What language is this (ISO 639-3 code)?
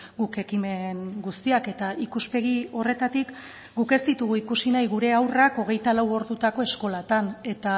eus